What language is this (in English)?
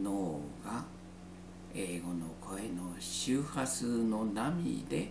Japanese